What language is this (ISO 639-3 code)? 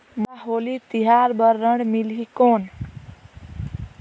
hne